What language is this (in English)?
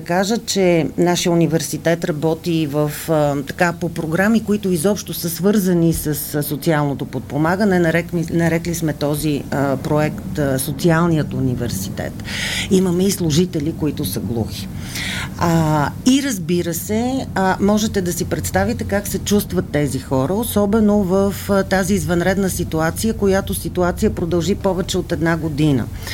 Bulgarian